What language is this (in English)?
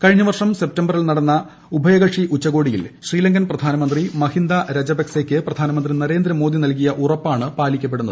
Malayalam